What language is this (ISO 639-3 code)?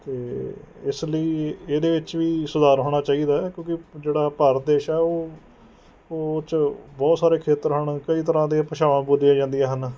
pan